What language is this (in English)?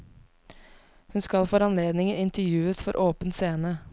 Norwegian